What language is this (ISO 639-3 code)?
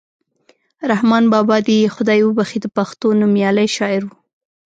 pus